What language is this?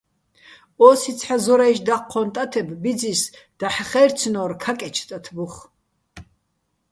Bats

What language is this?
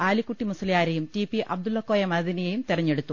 Malayalam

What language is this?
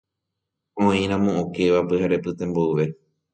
Guarani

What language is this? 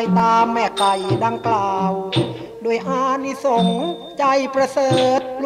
Thai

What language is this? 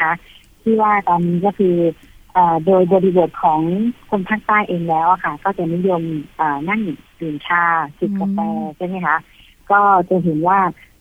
Thai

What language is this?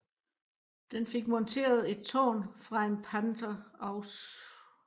Danish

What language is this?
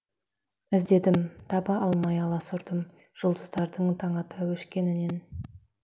Kazakh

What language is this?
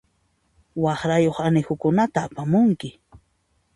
Puno Quechua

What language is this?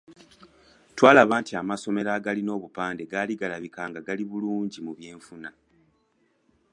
Ganda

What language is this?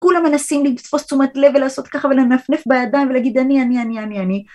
Hebrew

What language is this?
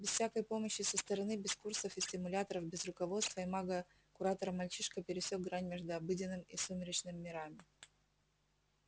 Russian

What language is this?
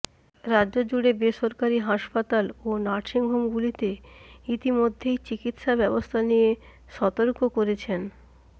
Bangla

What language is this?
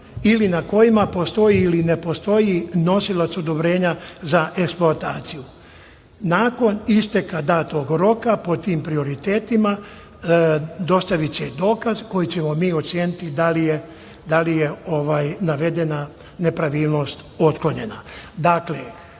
Serbian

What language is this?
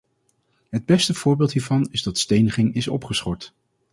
Dutch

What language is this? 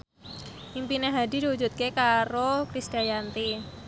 Javanese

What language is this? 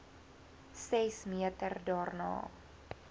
Afrikaans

